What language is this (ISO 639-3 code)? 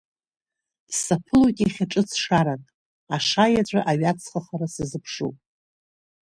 abk